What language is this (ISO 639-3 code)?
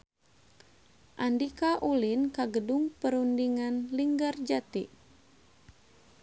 sun